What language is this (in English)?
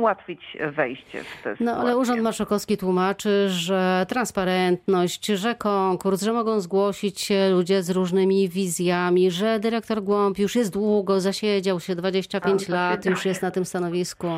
Polish